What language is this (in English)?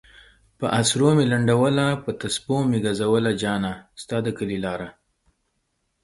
Pashto